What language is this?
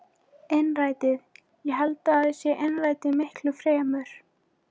Icelandic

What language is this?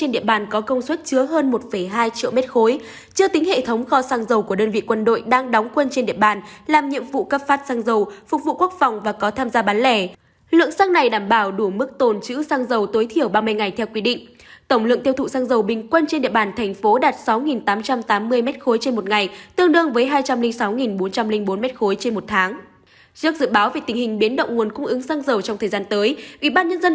Vietnamese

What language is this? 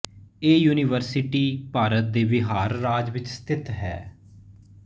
Punjabi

